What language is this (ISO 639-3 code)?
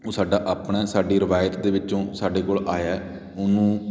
pan